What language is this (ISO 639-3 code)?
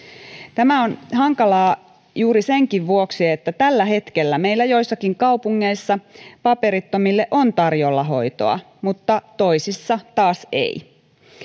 fin